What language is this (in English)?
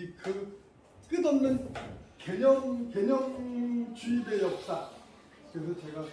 Korean